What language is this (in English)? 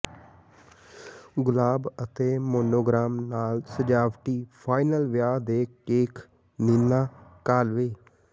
Punjabi